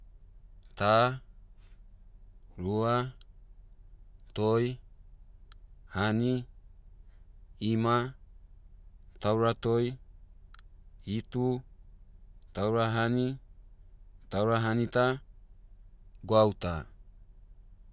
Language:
Motu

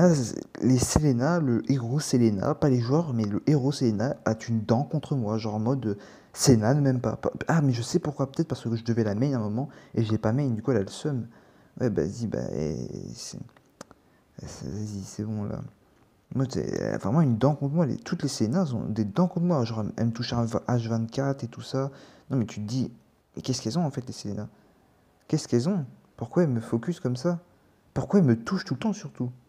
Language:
French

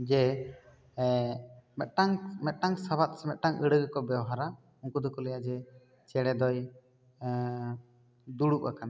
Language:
Santali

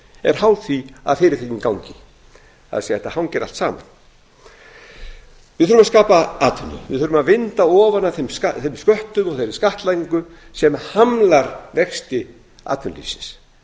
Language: Icelandic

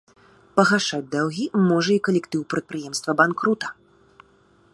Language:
Belarusian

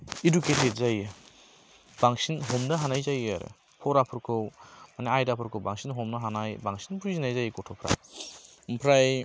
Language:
Bodo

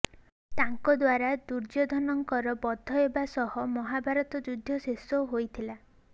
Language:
Odia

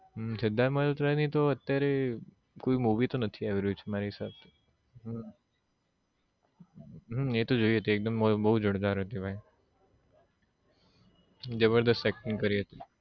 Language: Gujarati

